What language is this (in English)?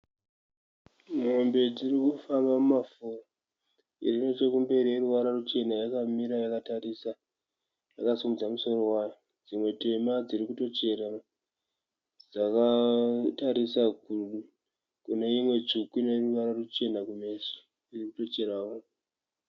Shona